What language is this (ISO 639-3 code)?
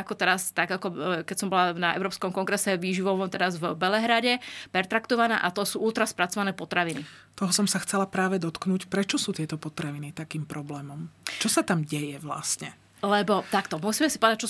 slk